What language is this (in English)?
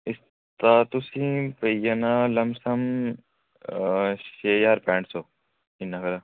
Dogri